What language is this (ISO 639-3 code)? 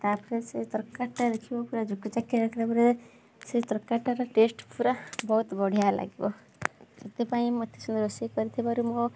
ori